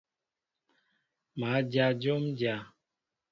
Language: Mbo (Cameroon)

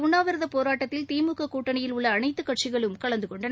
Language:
Tamil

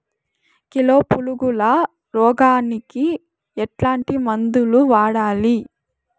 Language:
Telugu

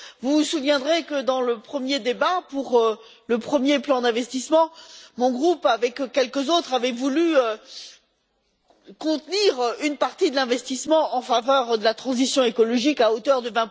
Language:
French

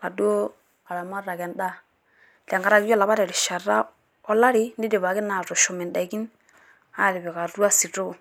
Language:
Masai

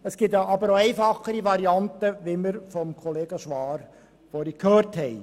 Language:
Swiss German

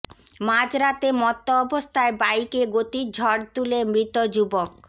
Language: Bangla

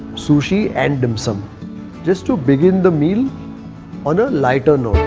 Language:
English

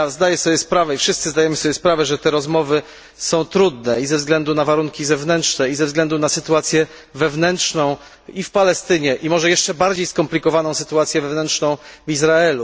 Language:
Polish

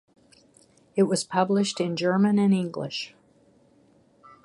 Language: English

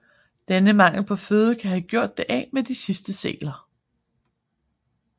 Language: Danish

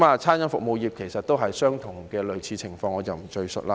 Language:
Cantonese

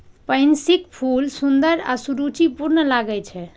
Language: Maithili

